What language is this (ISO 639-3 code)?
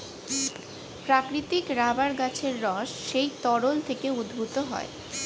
ben